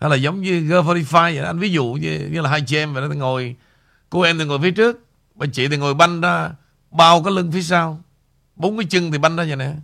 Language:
Vietnamese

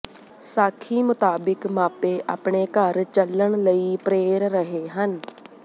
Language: Punjabi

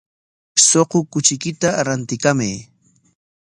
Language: Corongo Ancash Quechua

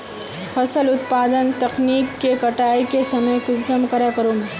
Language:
Magahi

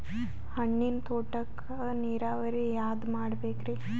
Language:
Kannada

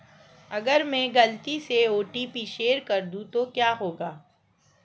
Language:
Hindi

